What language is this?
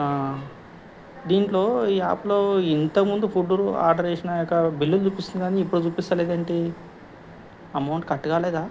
Telugu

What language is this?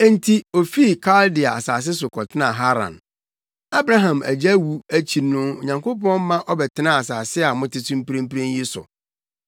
Akan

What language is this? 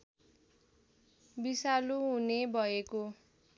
Nepali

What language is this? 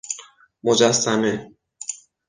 Persian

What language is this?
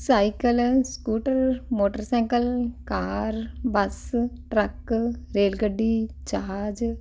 Punjabi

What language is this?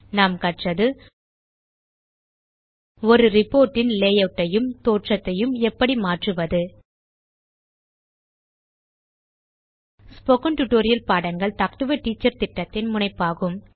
Tamil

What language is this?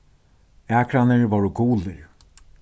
Faroese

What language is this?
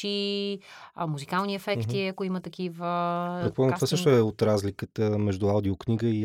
Bulgarian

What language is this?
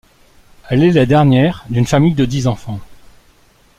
French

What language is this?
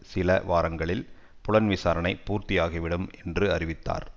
Tamil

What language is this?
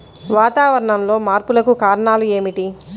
Telugu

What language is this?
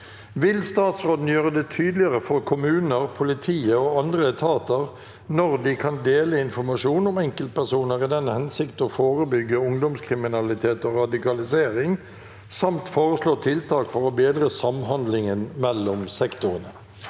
Norwegian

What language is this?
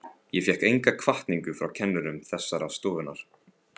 Icelandic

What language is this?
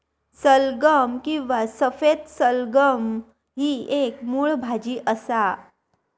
Marathi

